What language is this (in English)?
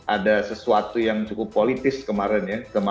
Indonesian